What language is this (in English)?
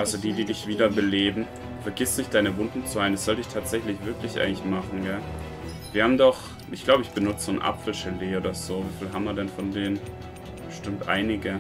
German